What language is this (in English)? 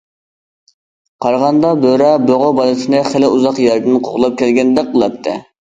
Uyghur